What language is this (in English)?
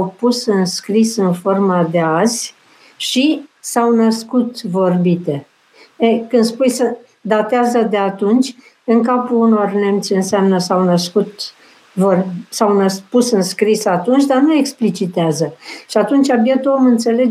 Romanian